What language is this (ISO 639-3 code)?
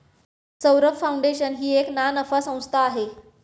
mar